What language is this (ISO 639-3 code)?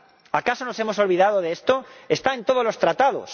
spa